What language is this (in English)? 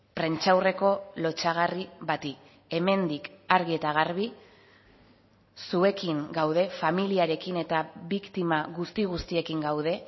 Basque